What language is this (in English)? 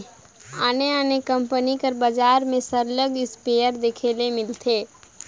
Chhattisgarhi